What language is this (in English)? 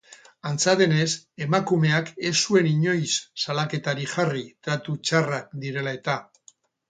Basque